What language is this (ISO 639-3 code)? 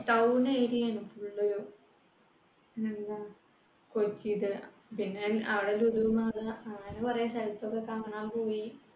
mal